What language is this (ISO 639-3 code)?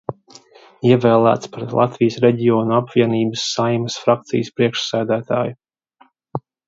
lav